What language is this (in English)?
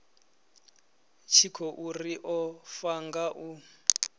Venda